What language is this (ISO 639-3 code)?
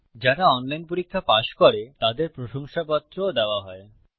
ben